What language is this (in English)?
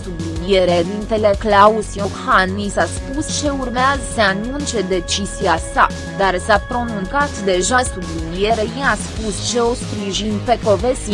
Romanian